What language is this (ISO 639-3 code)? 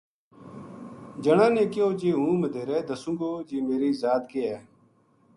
gju